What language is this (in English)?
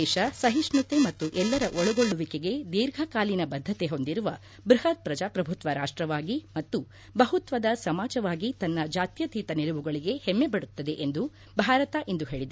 Kannada